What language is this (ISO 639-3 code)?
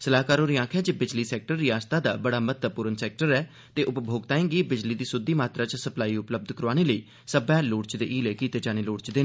doi